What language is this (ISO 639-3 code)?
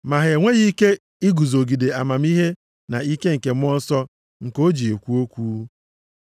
ibo